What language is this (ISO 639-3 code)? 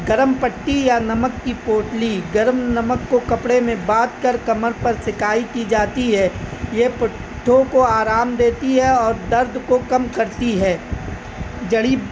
urd